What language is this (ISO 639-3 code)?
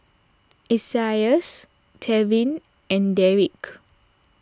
eng